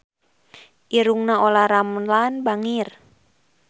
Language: Sundanese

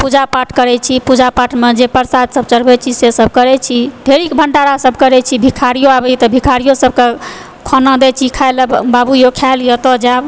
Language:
Maithili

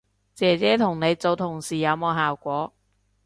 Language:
Cantonese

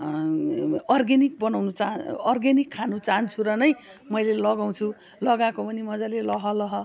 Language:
Nepali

